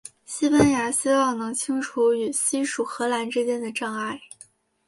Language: Chinese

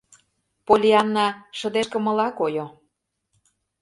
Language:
Mari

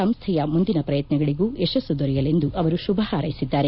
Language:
Kannada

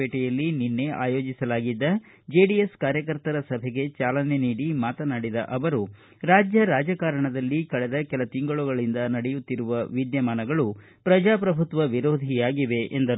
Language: Kannada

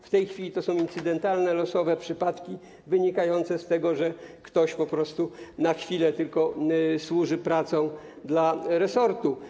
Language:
Polish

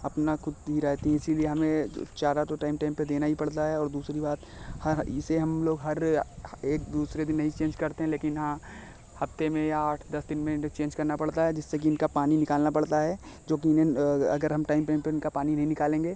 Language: Hindi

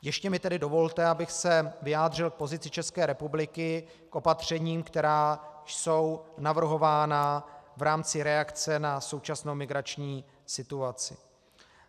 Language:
Czech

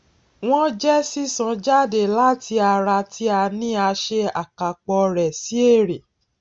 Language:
Yoruba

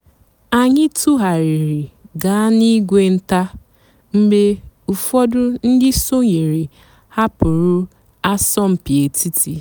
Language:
Igbo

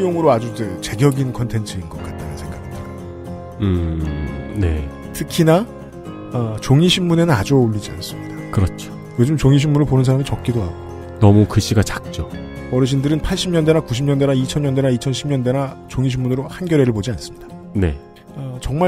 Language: Korean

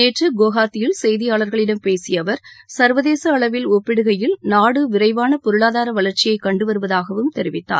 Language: Tamil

